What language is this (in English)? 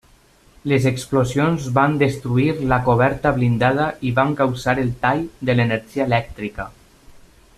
Catalan